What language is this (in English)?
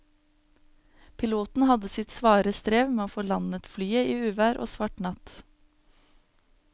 Norwegian